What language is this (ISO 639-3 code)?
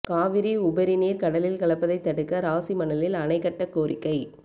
tam